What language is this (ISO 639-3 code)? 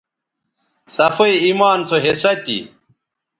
btv